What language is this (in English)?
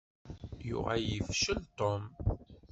Kabyle